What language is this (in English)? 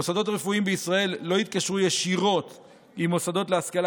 Hebrew